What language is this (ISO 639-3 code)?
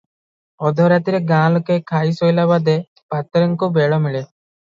ori